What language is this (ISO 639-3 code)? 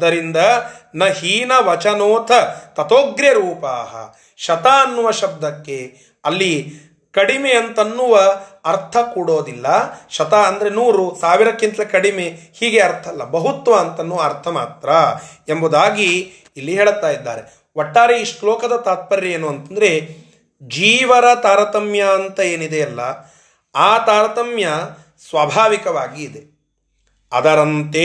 kan